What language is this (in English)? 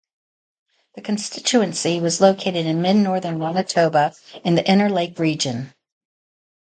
English